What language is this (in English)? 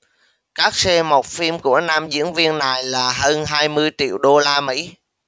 Vietnamese